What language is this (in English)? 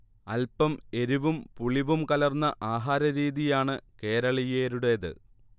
Malayalam